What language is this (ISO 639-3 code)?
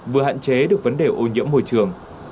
vie